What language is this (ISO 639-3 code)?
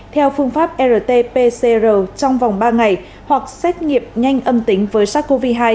vie